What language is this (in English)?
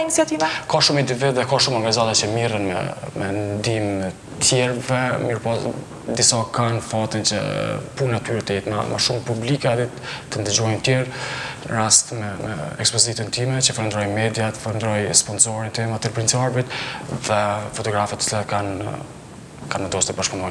Dutch